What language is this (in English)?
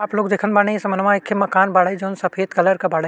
Bhojpuri